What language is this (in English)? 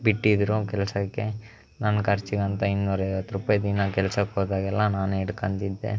Kannada